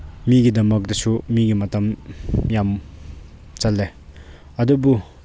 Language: Manipuri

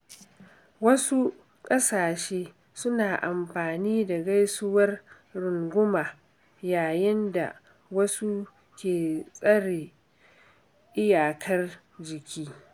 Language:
Hausa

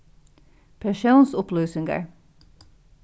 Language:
Faroese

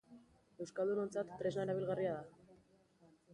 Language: Basque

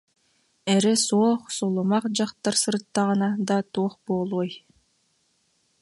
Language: Yakut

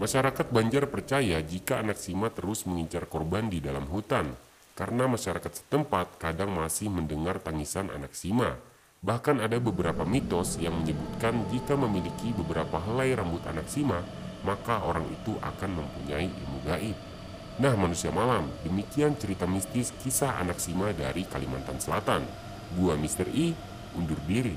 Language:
Indonesian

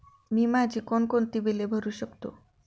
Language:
Marathi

